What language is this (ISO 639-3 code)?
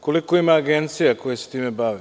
srp